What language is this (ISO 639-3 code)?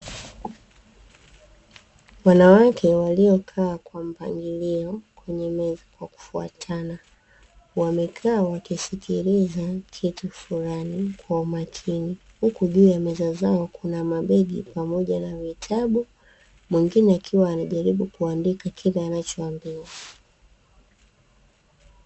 swa